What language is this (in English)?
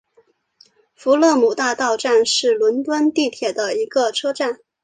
Chinese